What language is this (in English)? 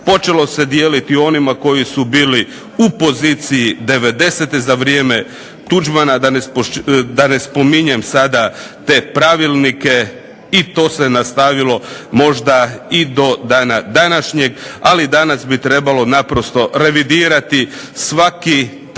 Croatian